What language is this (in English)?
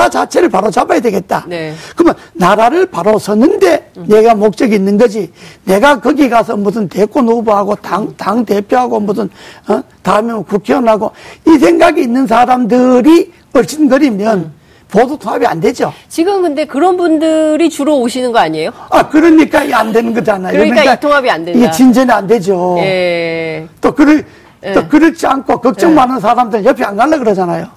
Korean